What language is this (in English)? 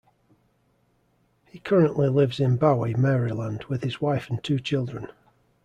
English